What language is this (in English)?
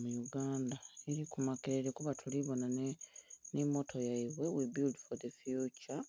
Soga